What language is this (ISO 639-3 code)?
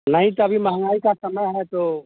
hin